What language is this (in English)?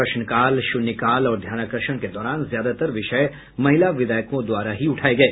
Hindi